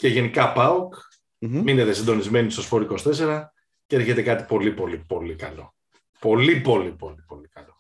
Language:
Greek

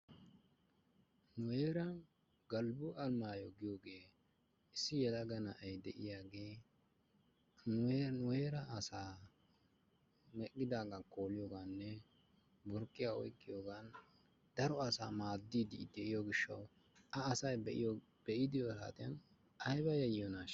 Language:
Wolaytta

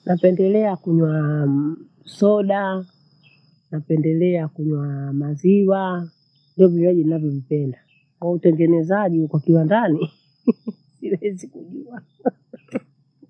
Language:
Bondei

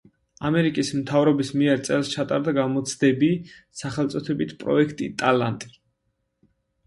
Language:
Georgian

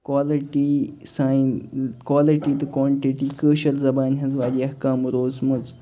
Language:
Kashmiri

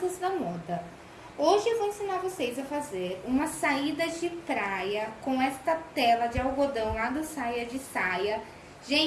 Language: Portuguese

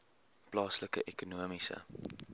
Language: Afrikaans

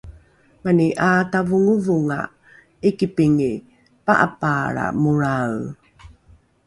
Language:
Rukai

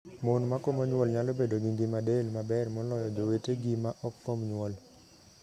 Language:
Luo (Kenya and Tanzania)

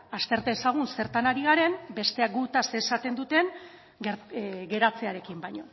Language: Basque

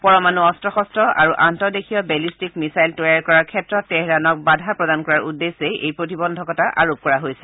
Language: Assamese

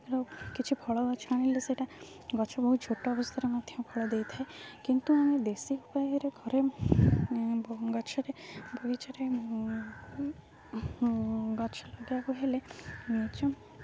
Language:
Odia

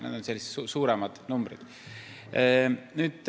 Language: Estonian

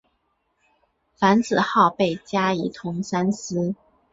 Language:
Chinese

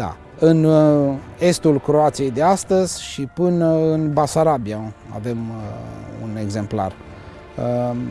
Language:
Romanian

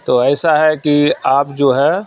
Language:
Urdu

